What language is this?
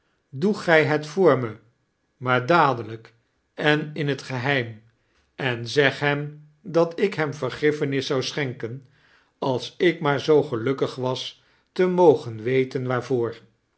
Dutch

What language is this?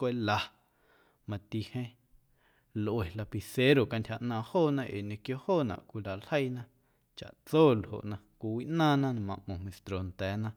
Guerrero Amuzgo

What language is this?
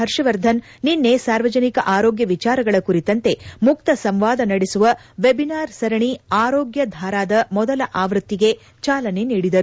Kannada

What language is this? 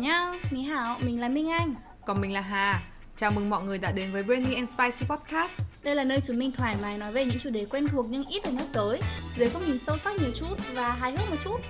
Vietnamese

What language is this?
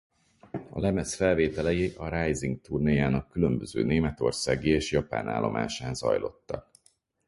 Hungarian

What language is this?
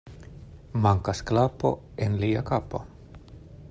Esperanto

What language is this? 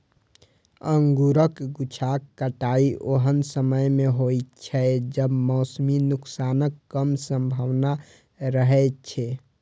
Maithili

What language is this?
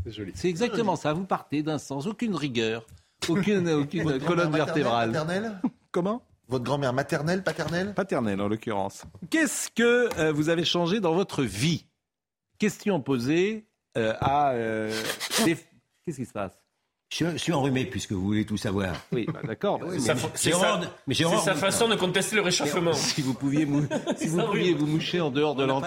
French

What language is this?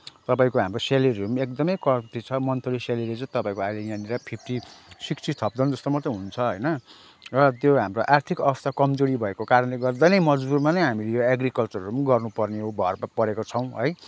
Nepali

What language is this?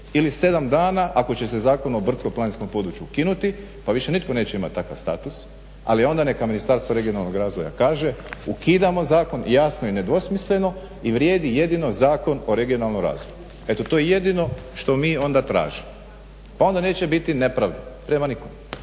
Croatian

